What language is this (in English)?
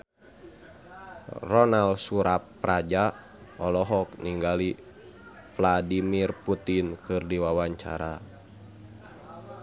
Sundanese